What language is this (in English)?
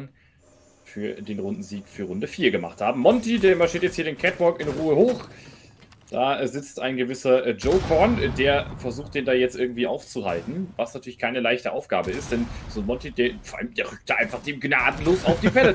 German